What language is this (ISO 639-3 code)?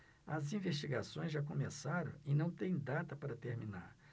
por